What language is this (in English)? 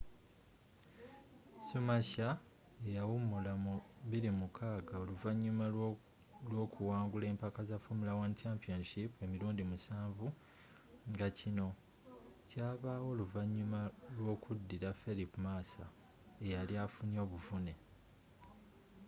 Ganda